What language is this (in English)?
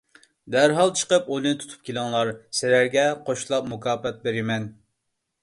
Uyghur